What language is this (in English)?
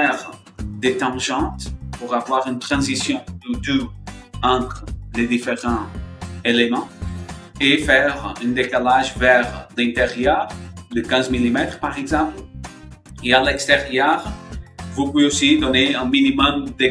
French